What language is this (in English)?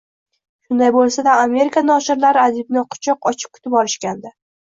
Uzbek